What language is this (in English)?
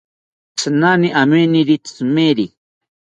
South Ucayali Ashéninka